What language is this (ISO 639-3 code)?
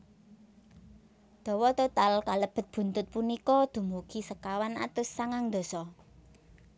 jav